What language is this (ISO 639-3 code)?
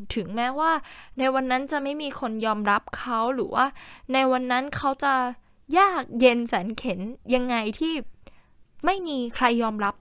tha